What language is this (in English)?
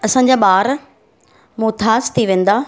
Sindhi